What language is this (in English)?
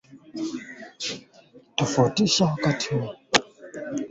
Swahili